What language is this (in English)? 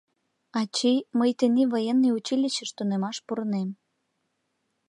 Mari